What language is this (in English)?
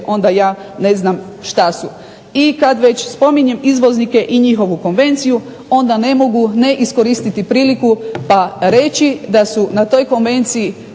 Croatian